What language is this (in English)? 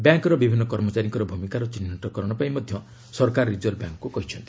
Odia